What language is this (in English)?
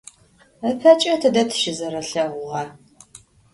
Adyghe